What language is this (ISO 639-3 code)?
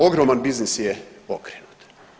hrv